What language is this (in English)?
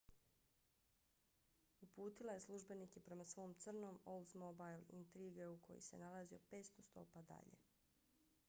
Bosnian